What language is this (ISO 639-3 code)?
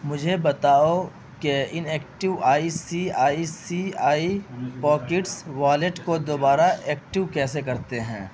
urd